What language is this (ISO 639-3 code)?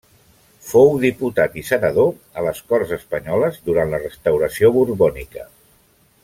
cat